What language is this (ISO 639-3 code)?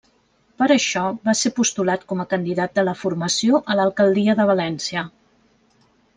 cat